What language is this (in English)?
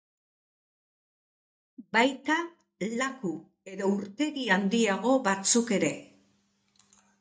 Basque